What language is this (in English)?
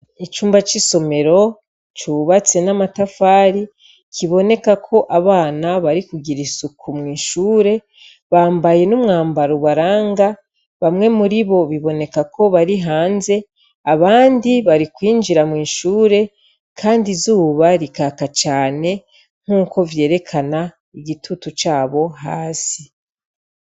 Rundi